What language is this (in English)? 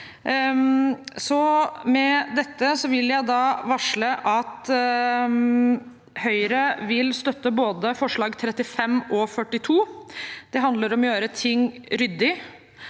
Norwegian